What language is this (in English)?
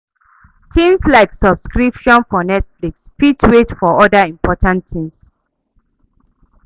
Nigerian Pidgin